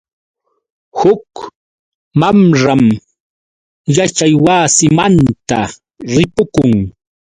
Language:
Yauyos Quechua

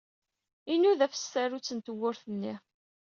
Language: Kabyle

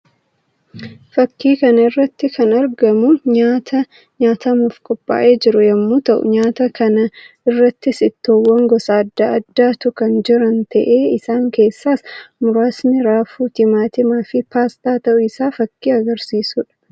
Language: Oromo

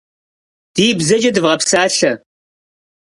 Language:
Kabardian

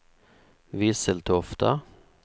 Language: Swedish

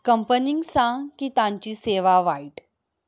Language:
Konkani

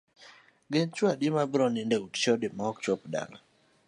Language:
Luo (Kenya and Tanzania)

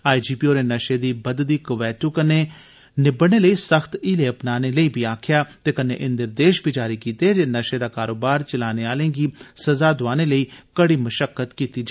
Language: Dogri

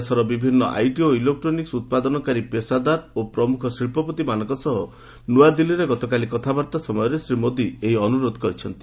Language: Odia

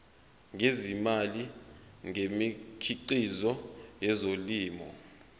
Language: Zulu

